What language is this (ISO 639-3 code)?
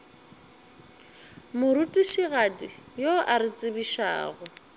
nso